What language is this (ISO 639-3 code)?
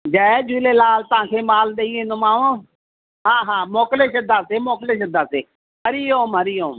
snd